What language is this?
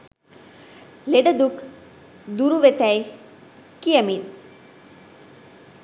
Sinhala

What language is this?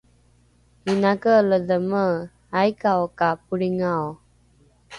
Rukai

